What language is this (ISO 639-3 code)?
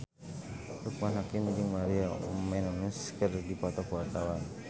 sun